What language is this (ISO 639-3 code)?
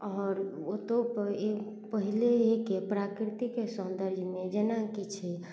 mai